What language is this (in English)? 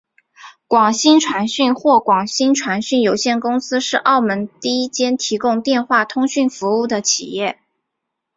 Chinese